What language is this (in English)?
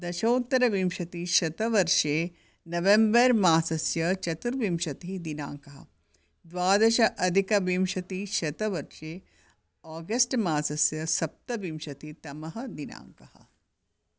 Sanskrit